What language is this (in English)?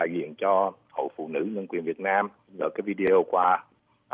Vietnamese